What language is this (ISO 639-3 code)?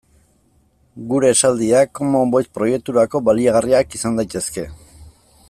eus